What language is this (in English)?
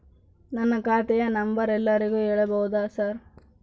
Kannada